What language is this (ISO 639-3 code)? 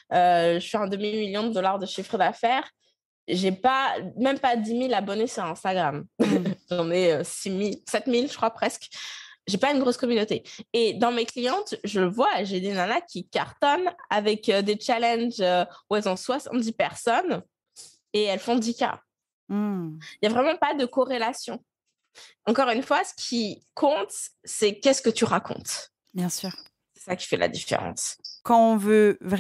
fra